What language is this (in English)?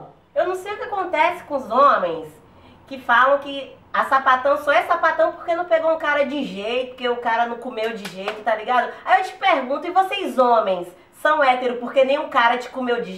Portuguese